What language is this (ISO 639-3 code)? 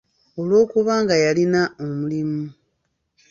lug